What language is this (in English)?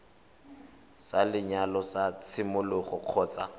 Tswana